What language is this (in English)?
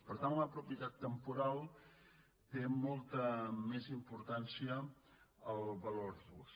Catalan